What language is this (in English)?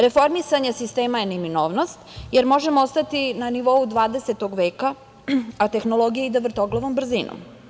Serbian